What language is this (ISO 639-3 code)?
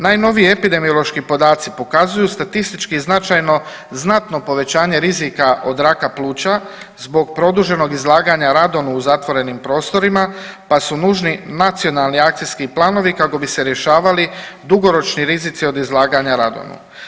hrv